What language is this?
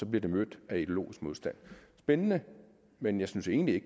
Danish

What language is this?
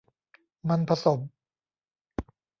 Thai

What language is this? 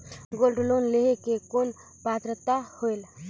Chhattisgarhi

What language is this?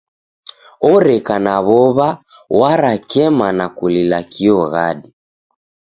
Taita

